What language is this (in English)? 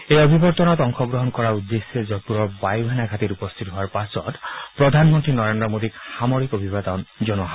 Assamese